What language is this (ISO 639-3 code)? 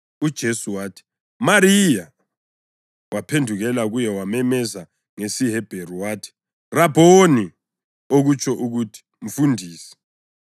nde